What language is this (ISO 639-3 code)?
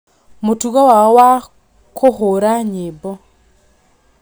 kik